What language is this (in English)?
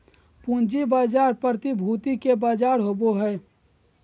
Magahi